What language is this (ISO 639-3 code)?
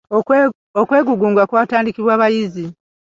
lug